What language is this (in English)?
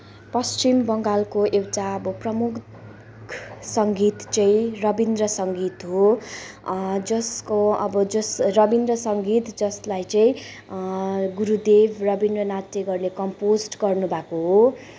Nepali